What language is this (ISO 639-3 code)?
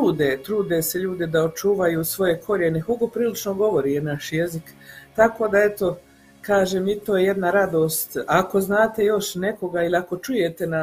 hrv